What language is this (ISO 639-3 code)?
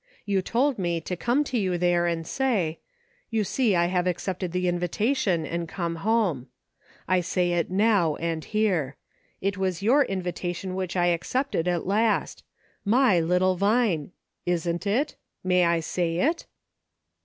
eng